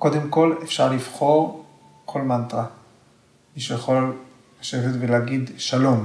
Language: Hebrew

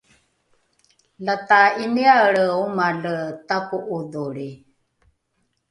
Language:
Rukai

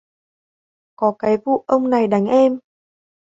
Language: Vietnamese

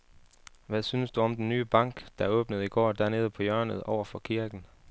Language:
Danish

